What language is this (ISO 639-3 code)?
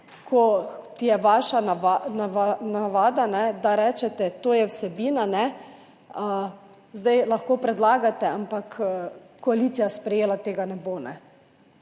slv